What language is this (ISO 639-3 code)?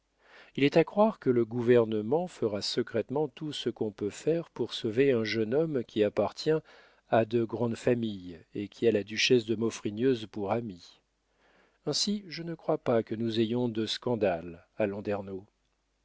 fra